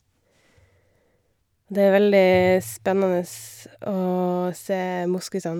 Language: Norwegian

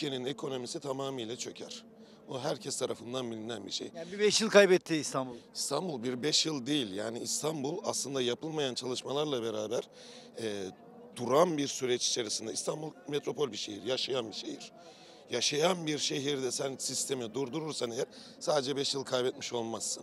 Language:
Turkish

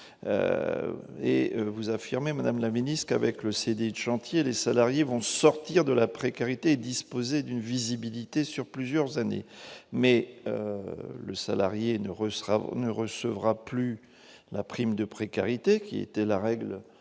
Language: French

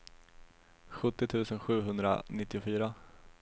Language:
Swedish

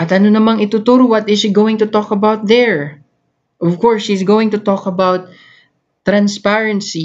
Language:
Filipino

